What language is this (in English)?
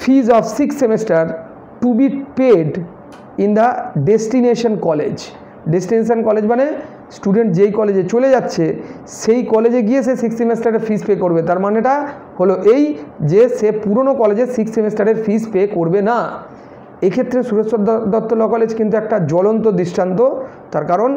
Bangla